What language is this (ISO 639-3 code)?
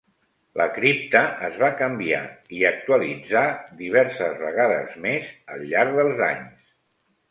cat